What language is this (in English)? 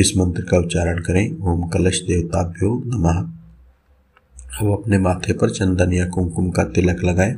Hindi